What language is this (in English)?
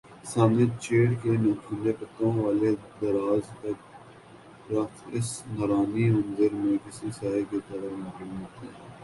Urdu